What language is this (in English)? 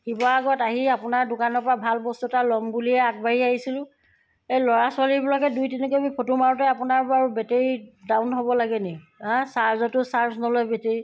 Assamese